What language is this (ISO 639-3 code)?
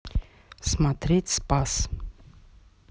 rus